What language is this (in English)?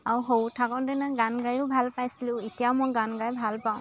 Assamese